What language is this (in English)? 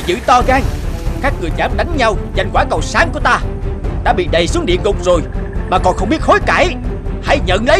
Vietnamese